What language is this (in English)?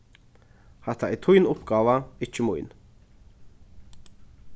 Faroese